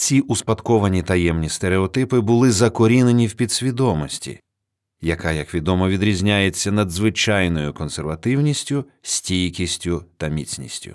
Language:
Ukrainian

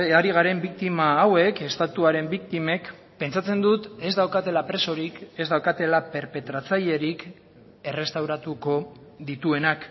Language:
Basque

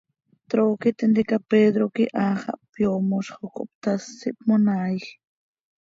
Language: Seri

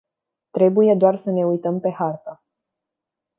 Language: Romanian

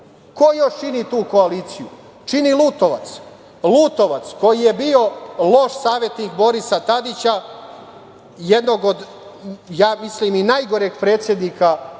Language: Serbian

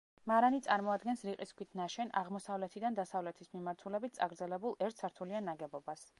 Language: Georgian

